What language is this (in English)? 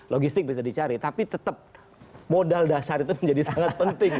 Indonesian